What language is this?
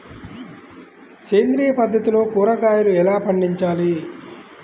Telugu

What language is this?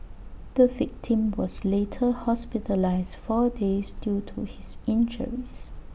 English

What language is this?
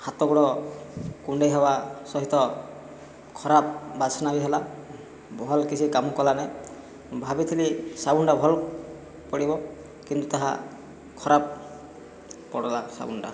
Odia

